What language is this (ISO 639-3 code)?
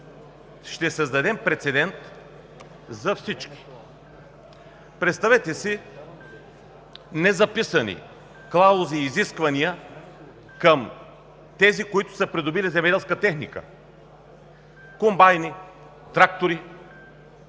bul